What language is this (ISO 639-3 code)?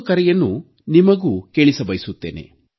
kan